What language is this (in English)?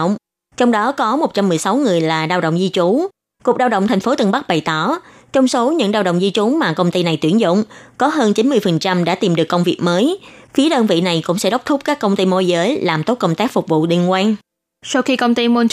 Vietnamese